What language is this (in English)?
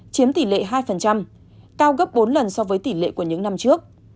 Vietnamese